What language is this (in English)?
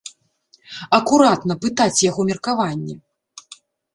Belarusian